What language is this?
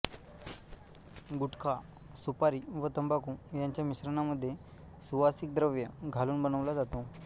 Marathi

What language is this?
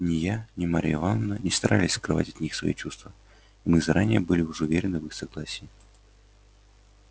Russian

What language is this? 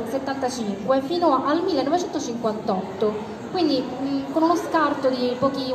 Italian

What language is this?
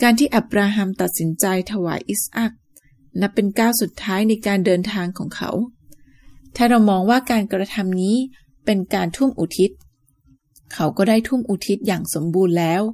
Thai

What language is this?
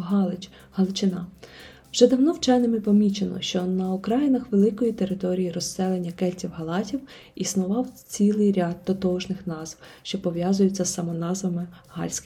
Ukrainian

